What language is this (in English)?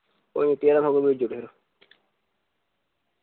Dogri